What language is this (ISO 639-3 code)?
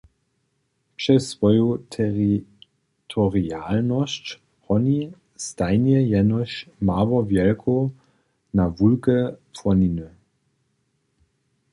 hsb